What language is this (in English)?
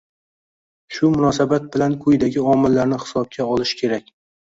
Uzbek